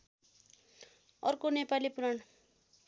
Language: Nepali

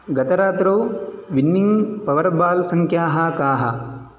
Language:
Sanskrit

